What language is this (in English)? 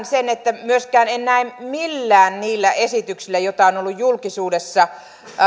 Finnish